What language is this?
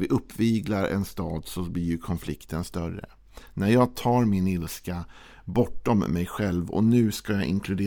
Swedish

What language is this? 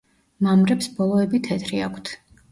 Georgian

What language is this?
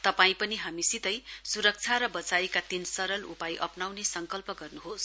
Nepali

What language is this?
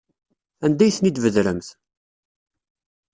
Kabyle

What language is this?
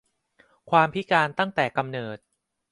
Thai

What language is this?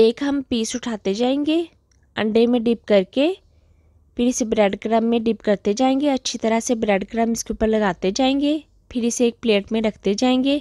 Hindi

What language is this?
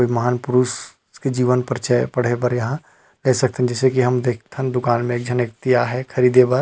Chhattisgarhi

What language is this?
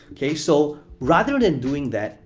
English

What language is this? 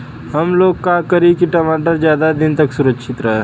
Bhojpuri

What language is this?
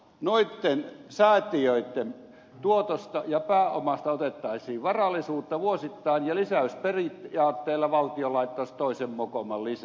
Finnish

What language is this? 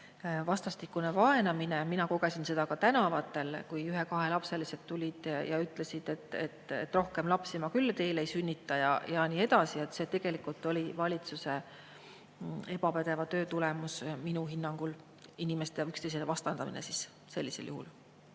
Estonian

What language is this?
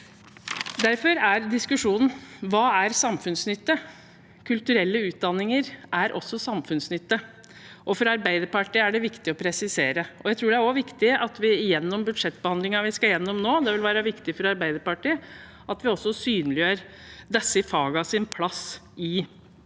Norwegian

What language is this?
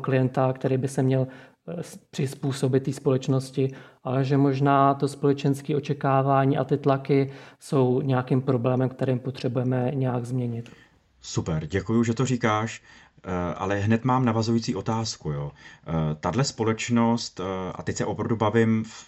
Czech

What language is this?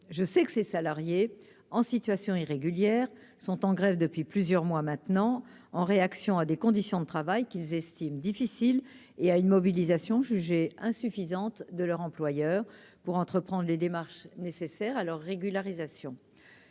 French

